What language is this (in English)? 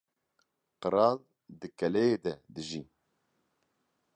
Kurdish